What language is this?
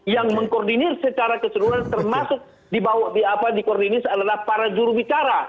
Indonesian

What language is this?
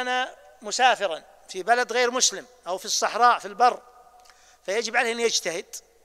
Arabic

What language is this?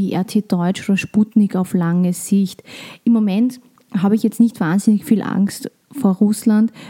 German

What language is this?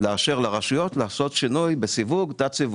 Hebrew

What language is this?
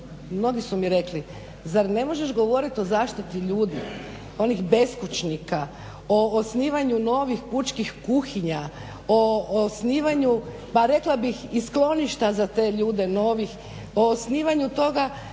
Croatian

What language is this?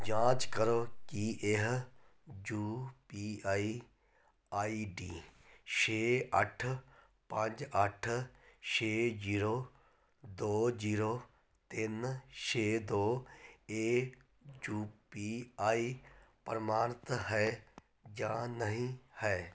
Punjabi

